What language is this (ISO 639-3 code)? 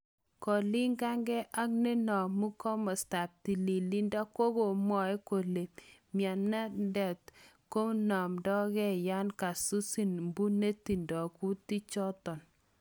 kln